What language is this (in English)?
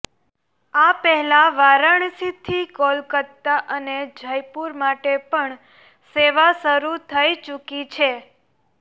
Gujarati